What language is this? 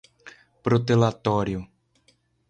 Portuguese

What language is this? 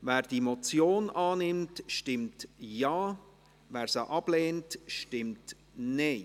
Swiss German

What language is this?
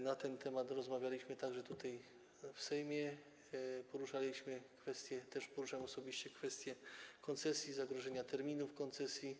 Polish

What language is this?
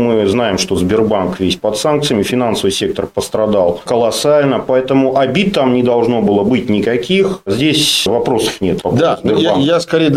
Russian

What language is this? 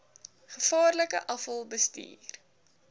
Afrikaans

